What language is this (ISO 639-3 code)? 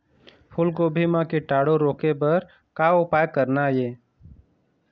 hne